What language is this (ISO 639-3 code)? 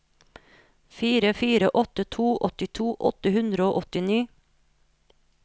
nor